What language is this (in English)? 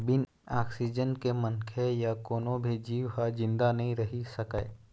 Chhattisgarhi